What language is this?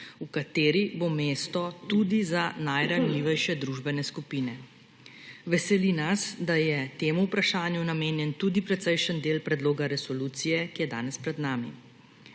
Slovenian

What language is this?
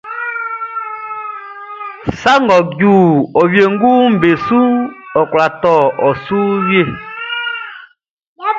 Baoulé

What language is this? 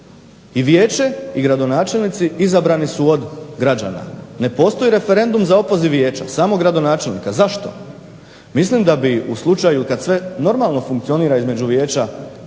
Croatian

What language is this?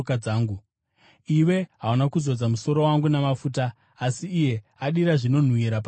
Shona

